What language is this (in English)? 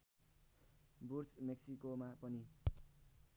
Nepali